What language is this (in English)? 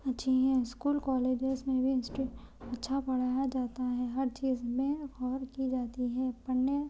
Urdu